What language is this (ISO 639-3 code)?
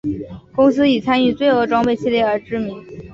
zho